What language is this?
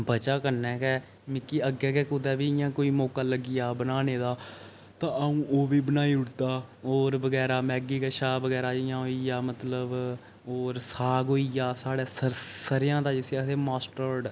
Dogri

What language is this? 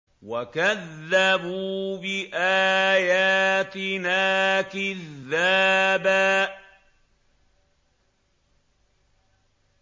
Arabic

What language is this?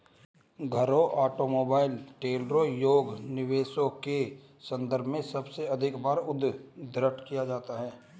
Hindi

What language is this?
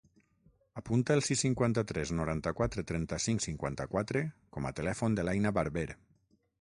Catalan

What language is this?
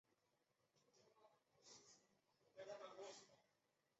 Chinese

